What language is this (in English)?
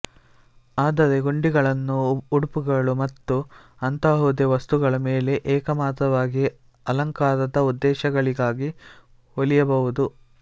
Kannada